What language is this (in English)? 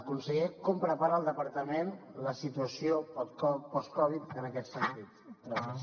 Catalan